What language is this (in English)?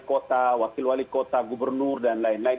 Indonesian